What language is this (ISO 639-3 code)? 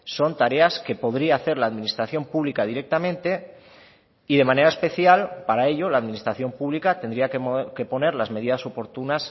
spa